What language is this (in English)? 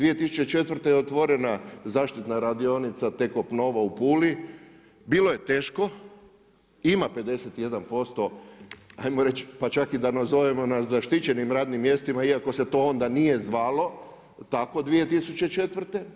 Croatian